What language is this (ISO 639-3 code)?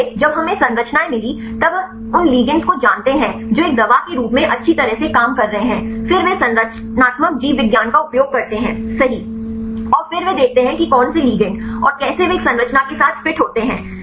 hin